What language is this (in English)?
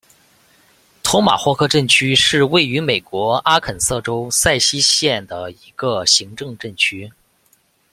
Chinese